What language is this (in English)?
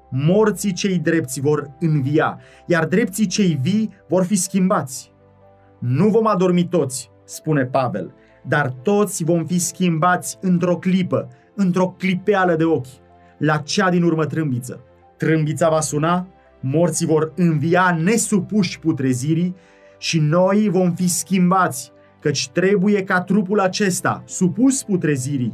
Romanian